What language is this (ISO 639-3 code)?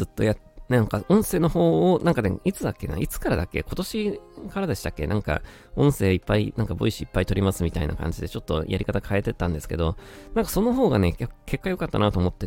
jpn